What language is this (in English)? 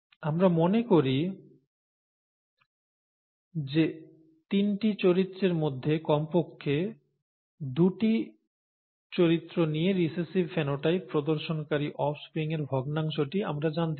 Bangla